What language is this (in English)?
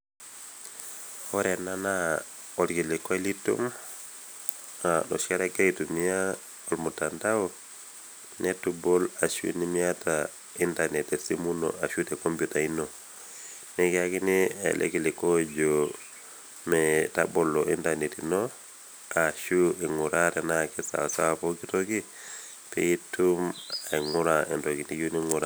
Masai